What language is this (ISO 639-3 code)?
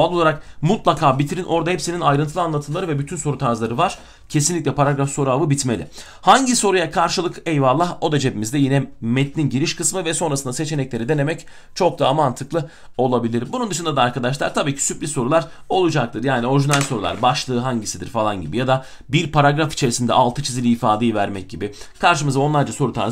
tur